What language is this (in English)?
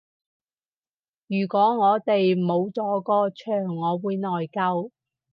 Cantonese